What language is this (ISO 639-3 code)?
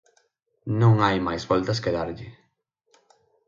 glg